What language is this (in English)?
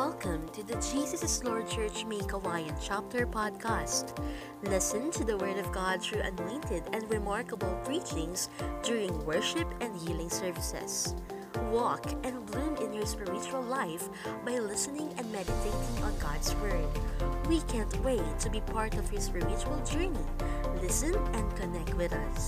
Filipino